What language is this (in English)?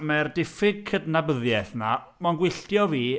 Welsh